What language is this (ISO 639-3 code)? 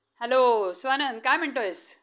mar